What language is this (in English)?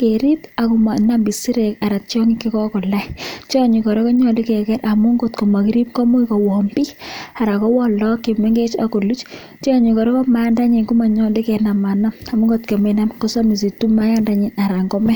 Kalenjin